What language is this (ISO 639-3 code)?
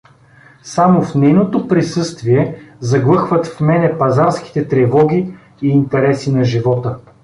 bul